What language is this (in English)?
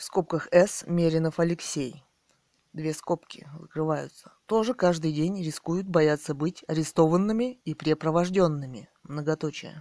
Russian